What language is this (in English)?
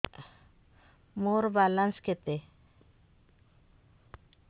Odia